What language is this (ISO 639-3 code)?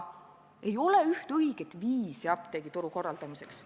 est